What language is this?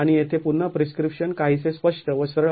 Marathi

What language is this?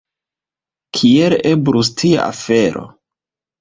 Esperanto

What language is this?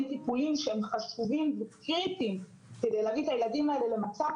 Hebrew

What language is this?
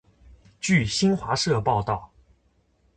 Chinese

